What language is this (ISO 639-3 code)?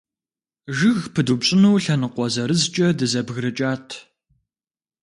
kbd